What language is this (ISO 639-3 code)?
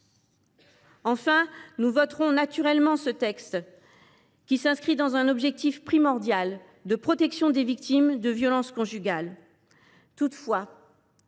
fra